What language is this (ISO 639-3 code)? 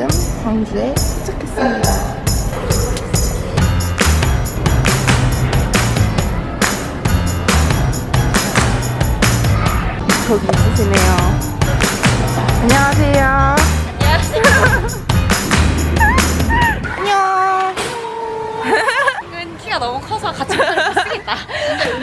kor